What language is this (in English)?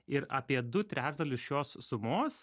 Lithuanian